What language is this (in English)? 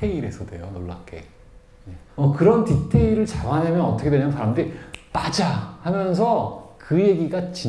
Korean